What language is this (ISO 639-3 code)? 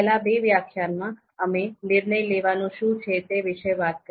guj